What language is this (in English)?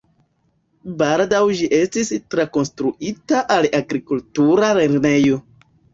Esperanto